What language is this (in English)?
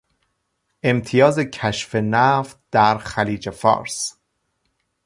Persian